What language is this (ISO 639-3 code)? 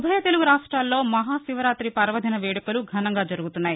tel